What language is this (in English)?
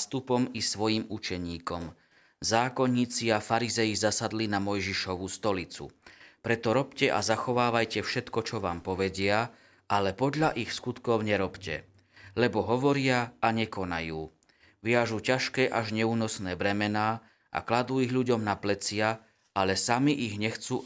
Slovak